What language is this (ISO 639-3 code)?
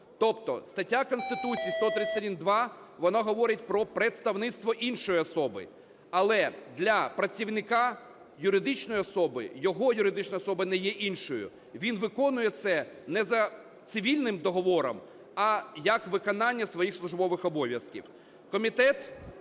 ukr